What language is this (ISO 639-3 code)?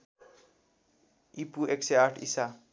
nep